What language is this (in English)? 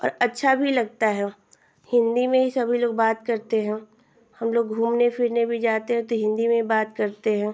Hindi